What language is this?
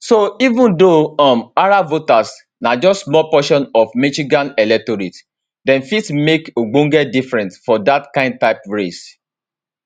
Nigerian Pidgin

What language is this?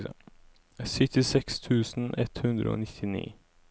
Norwegian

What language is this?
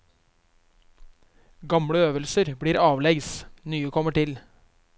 Norwegian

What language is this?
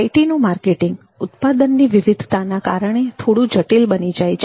Gujarati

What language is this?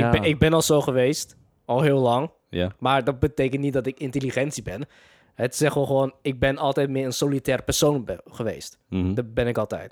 Dutch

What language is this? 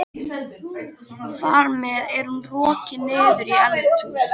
Icelandic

